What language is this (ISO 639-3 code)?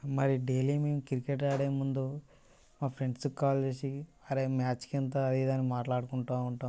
tel